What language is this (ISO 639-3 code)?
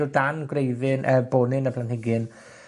cym